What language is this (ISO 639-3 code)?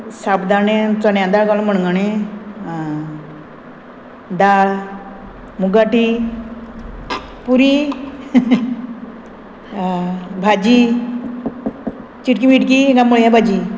kok